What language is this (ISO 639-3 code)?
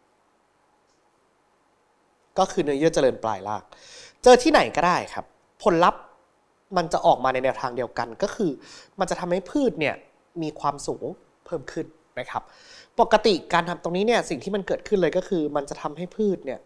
tha